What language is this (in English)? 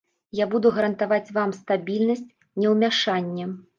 Belarusian